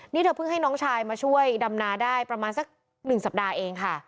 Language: Thai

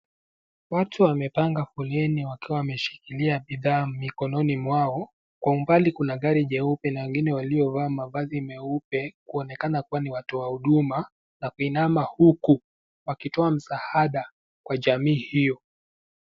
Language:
Swahili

